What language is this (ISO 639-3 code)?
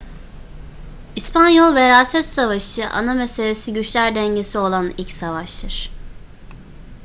tur